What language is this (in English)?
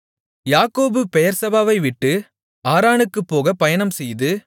Tamil